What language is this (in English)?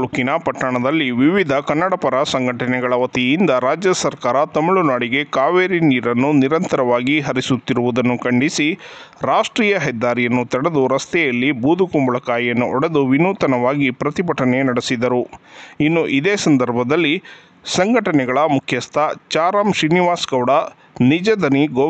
Kannada